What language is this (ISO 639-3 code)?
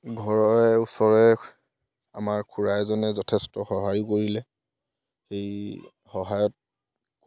asm